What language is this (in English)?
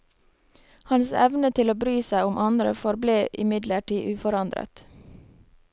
Norwegian